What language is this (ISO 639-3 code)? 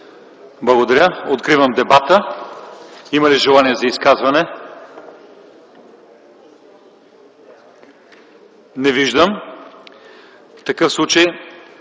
bul